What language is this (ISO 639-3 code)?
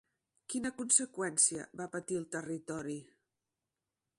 cat